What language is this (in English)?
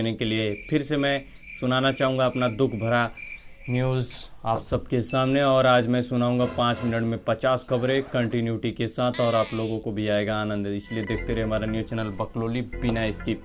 Hindi